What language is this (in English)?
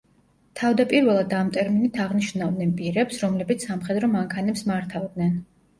Georgian